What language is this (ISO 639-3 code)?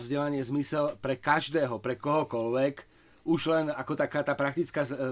slk